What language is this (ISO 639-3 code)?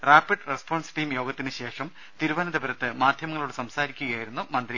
mal